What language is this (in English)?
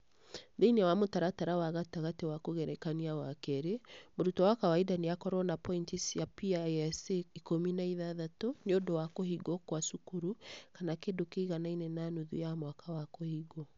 Kikuyu